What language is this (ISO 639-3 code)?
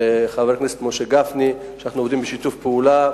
heb